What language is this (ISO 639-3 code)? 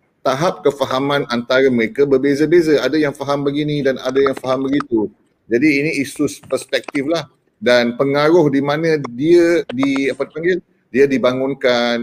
msa